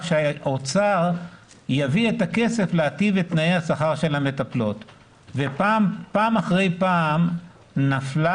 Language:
Hebrew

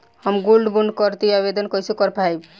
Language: Bhojpuri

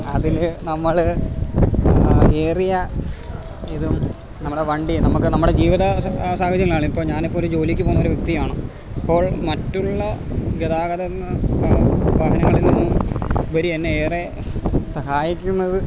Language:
Malayalam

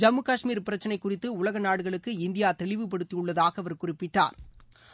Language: Tamil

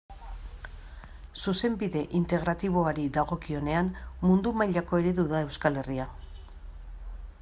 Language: Basque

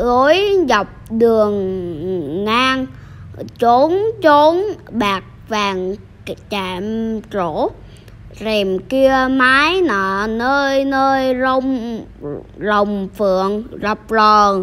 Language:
Vietnamese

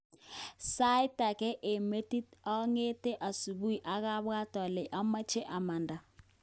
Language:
Kalenjin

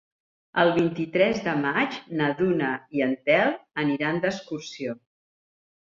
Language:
Catalan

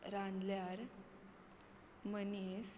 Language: Konkani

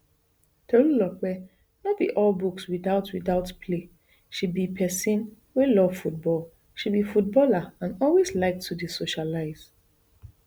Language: Nigerian Pidgin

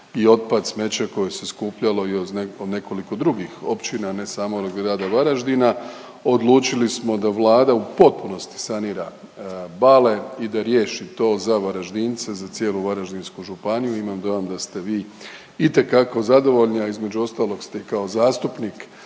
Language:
Croatian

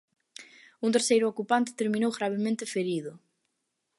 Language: Galician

